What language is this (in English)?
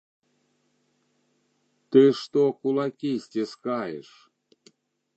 Belarusian